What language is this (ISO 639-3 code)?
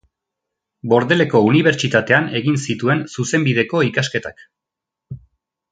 eus